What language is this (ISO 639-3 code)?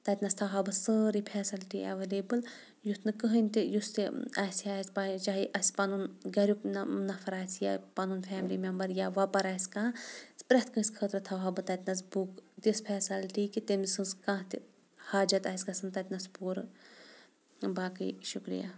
kas